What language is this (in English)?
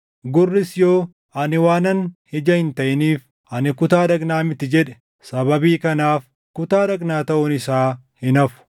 Oromo